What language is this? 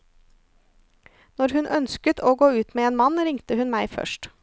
Norwegian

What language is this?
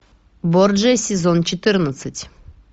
Russian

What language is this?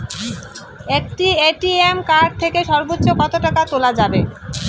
Bangla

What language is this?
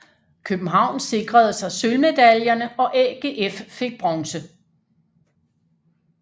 Danish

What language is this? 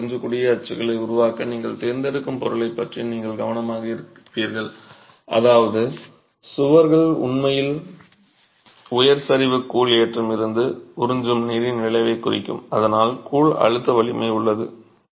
Tamil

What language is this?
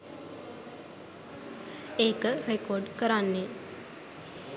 Sinhala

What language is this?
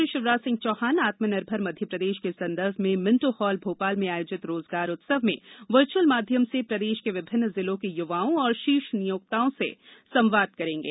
Hindi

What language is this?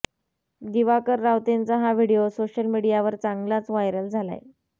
Marathi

